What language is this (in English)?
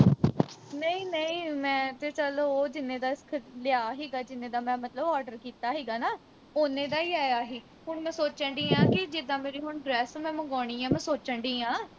Punjabi